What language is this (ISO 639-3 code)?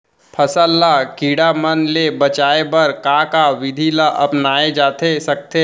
hne